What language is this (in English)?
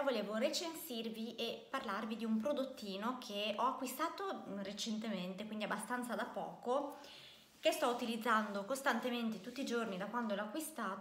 Italian